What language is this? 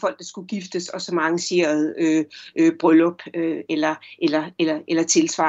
Danish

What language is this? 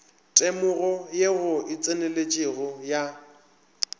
Northern Sotho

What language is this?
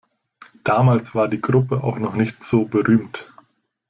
German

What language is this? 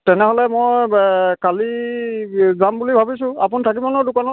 Assamese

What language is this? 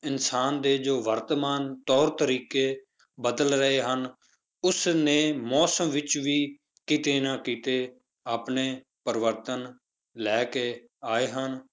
Punjabi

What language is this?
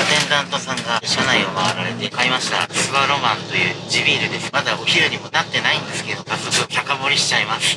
Japanese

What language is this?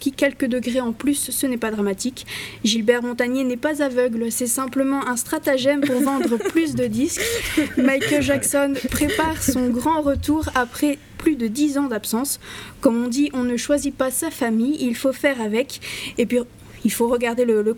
French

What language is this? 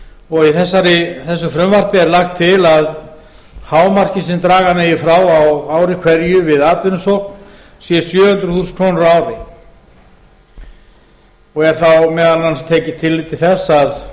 Icelandic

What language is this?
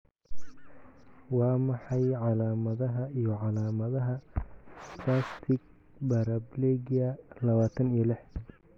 Somali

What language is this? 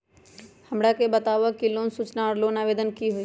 Magahi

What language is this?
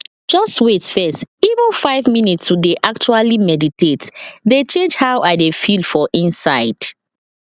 Nigerian Pidgin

